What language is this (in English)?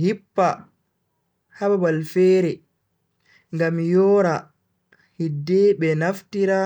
Bagirmi Fulfulde